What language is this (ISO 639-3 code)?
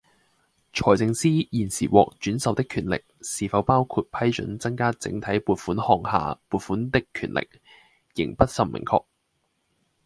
yue